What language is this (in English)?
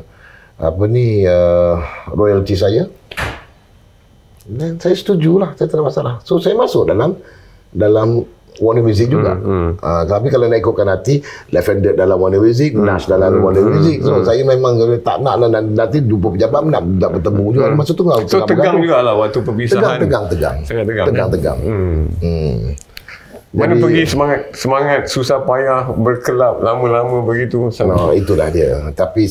Malay